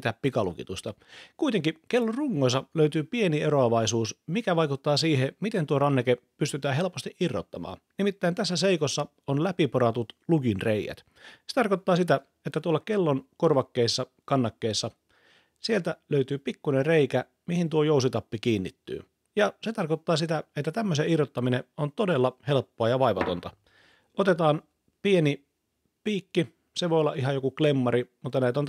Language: Finnish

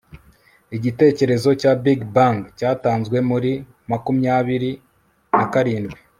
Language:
Kinyarwanda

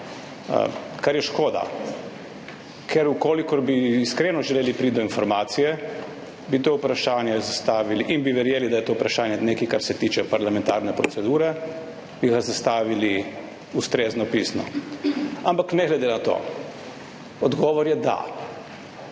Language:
Slovenian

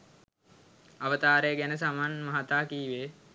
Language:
Sinhala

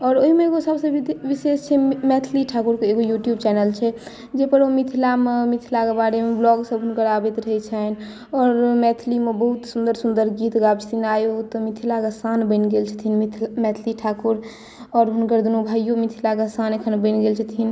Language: Maithili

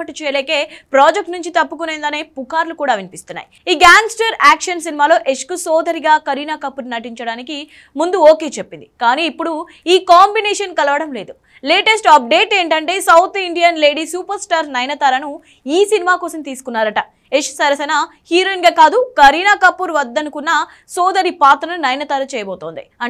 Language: Telugu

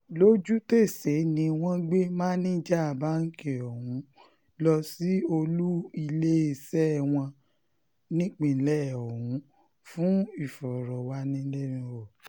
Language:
Yoruba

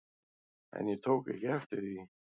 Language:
Icelandic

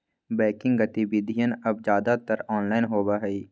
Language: Magahi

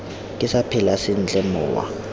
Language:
Tswana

